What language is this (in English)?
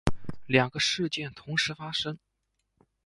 Chinese